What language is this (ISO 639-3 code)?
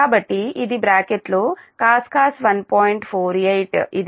tel